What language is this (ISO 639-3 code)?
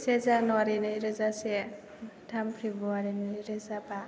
brx